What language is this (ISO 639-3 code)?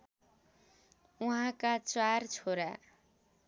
nep